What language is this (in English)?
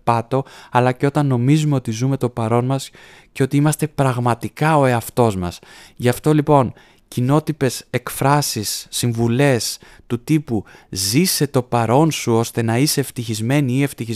Greek